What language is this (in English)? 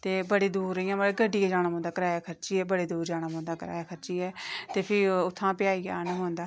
Dogri